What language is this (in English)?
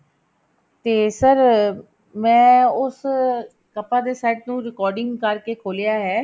Punjabi